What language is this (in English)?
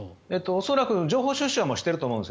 Japanese